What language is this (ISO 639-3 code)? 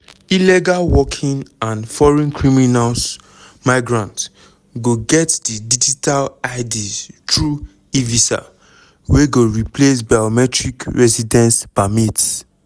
pcm